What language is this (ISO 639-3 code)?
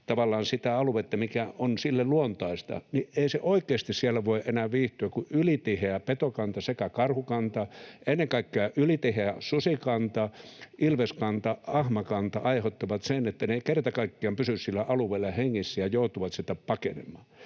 fin